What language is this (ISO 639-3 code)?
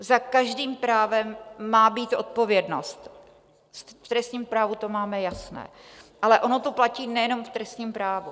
ces